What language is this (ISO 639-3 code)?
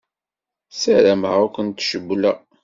kab